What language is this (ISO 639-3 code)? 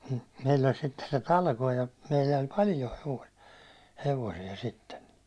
fin